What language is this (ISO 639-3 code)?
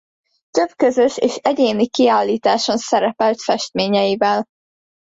hun